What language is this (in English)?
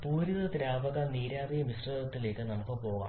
Malayalam